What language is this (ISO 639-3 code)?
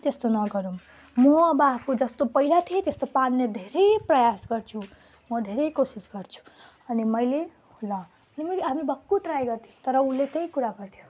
nep